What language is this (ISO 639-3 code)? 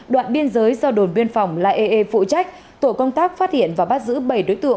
vie